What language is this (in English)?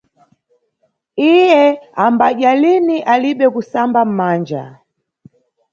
Nyungwe